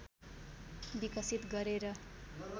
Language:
Nepali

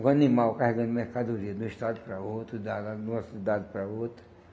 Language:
Portuguese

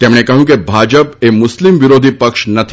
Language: Gujarati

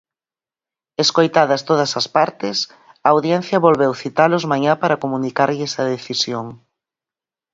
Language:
Galician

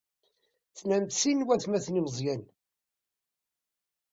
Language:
Kabyle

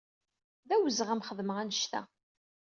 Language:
Kabyle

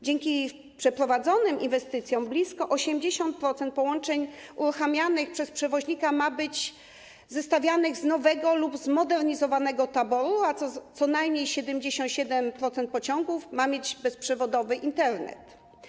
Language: Polish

